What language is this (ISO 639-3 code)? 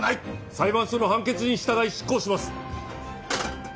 jpn